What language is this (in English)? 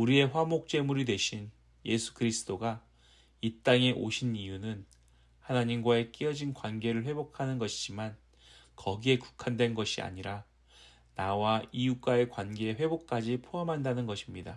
Korean